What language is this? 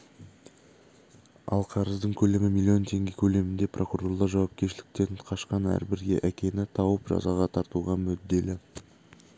Kazakh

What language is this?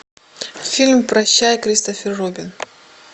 Russian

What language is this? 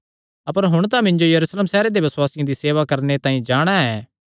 Kangri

